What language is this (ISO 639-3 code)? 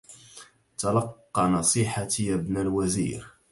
ara